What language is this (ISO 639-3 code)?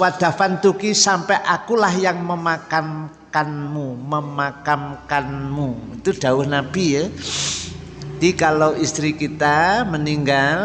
ind